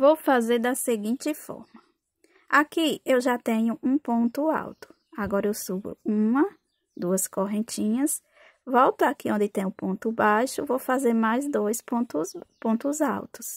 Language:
Portuguese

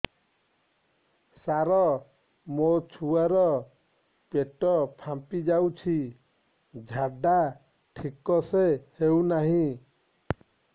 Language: Odia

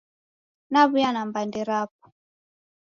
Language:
Taita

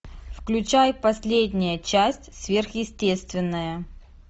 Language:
Russian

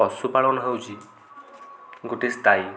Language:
Odia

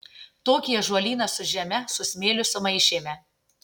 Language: Lithuanian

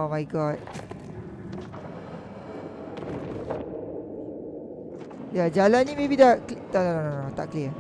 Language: Malay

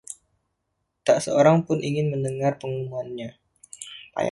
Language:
Indonesian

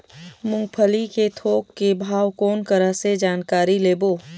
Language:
Chhattisgarhi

